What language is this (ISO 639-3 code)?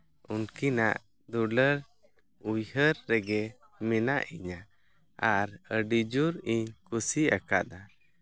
sat